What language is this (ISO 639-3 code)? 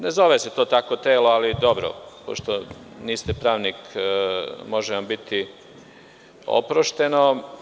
srp